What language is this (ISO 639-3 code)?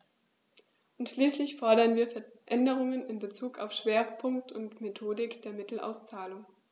deu